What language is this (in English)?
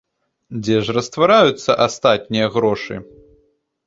Belarusian